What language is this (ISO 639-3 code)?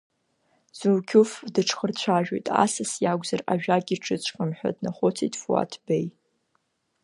abk